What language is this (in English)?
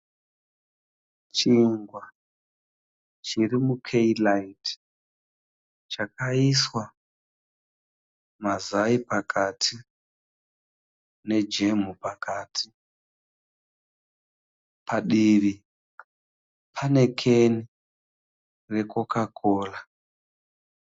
Shona